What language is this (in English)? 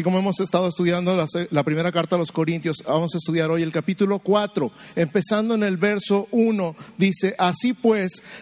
Spanish